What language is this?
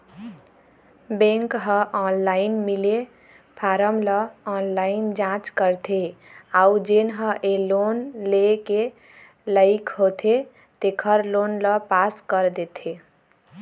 Chhattisgarhi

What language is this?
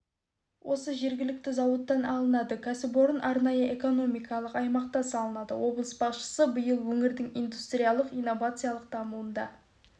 Kazakh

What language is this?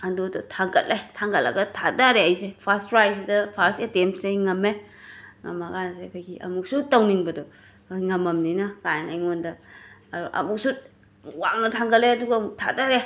Manipuri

